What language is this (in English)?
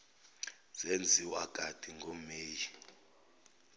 Zulu